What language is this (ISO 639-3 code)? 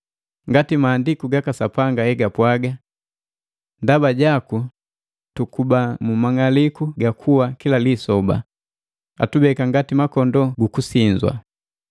mgv